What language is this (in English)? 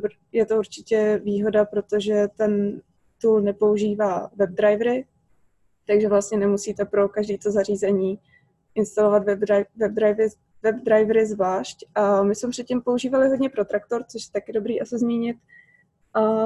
Czech